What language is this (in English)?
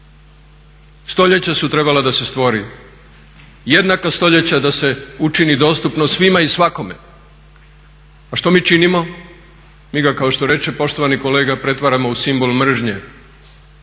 Croatian